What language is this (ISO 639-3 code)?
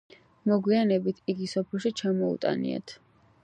kat